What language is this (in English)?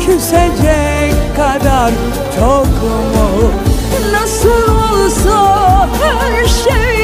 Turkish